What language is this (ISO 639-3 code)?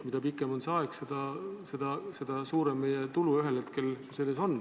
est